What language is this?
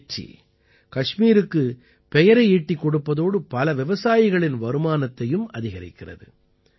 Tamil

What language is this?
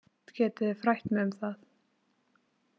Icelandic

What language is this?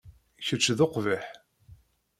Kabyle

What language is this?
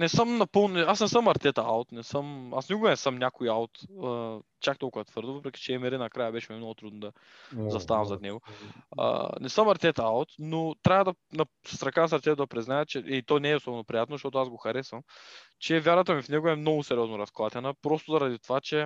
Bulgarian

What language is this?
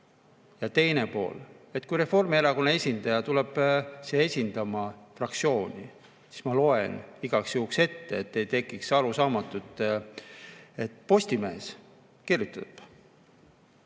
Estonian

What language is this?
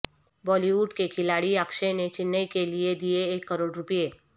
Urdu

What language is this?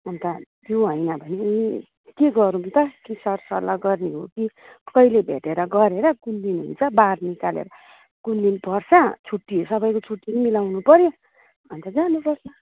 Nepali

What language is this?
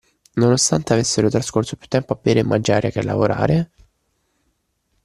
Italian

